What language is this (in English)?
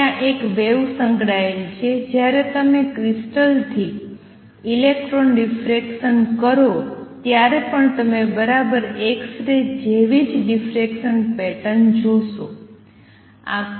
Gujarati